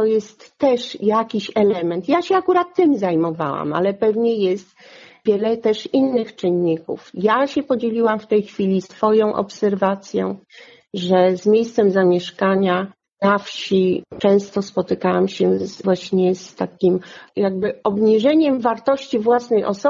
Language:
Polish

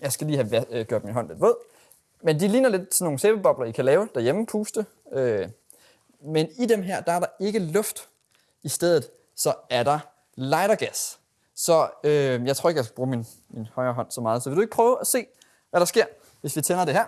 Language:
Danish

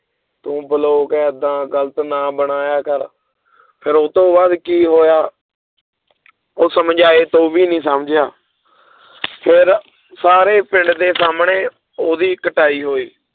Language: Punjabi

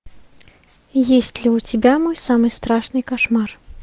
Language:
Russian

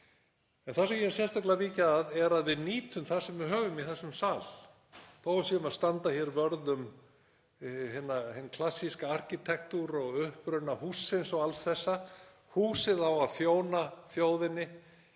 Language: Icelandic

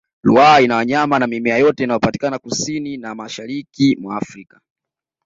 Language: Swahili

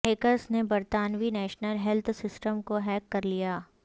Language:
Urdu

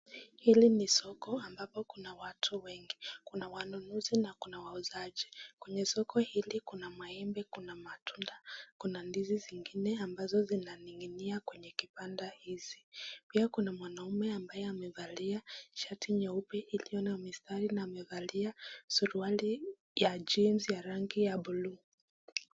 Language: Swahili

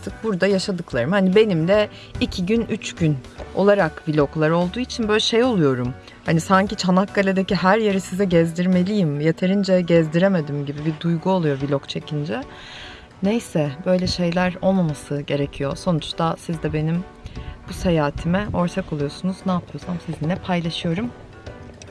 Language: Turkish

